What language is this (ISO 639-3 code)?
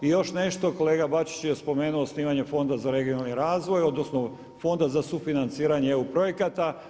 hrv